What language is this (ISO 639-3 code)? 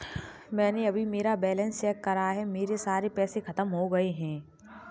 hin